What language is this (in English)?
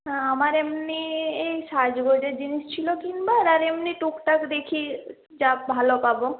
Bangla